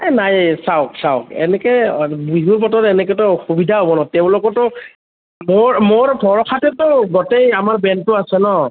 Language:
Assamese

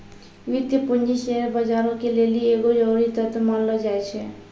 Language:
Maithili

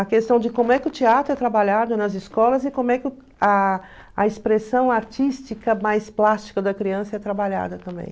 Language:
Portuguese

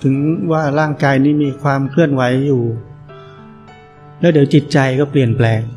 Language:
Thai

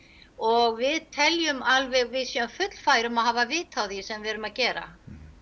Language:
Icelandic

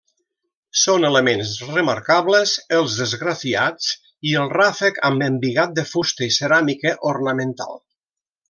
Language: Catalan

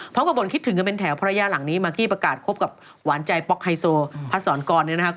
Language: Thai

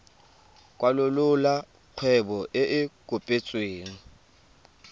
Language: Tswana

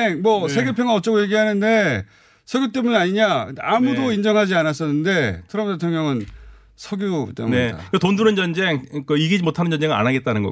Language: Korean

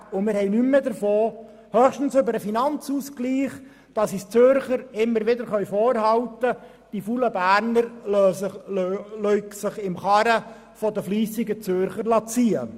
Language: Swiss German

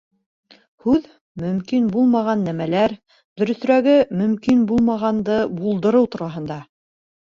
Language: Bashkir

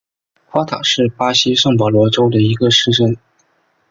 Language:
Chinese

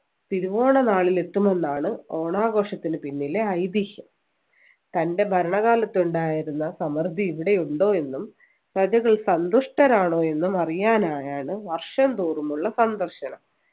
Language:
Malayalam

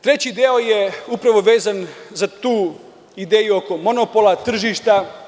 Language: Serbian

